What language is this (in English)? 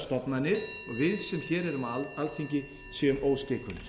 Icelandic